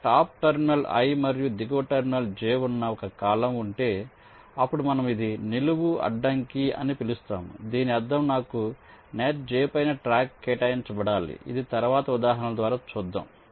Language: Telugu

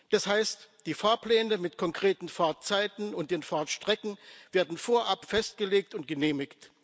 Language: German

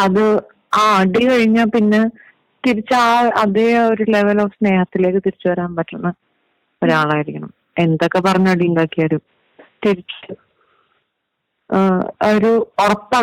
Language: Malayalam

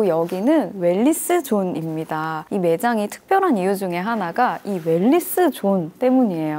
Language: Korean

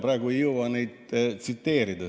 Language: Estonian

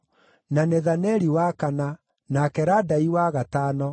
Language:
Kikuyu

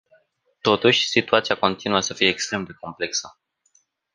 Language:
Romanian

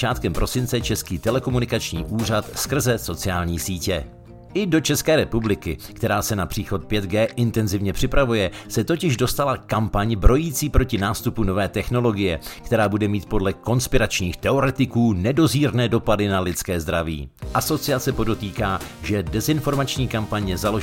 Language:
Czech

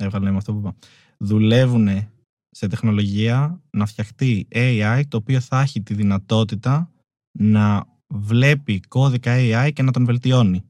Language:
Greek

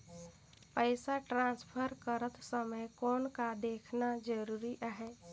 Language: Chhattisgarhi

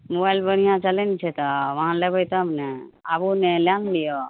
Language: Maithili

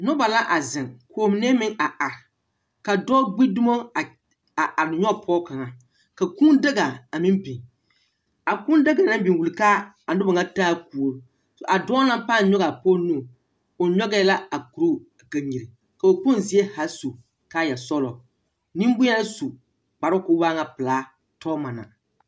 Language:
Southern Dagaare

